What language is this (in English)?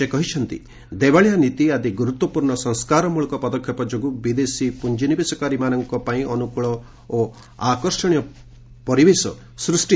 Odia